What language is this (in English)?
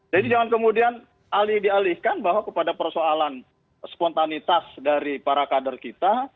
Indonesian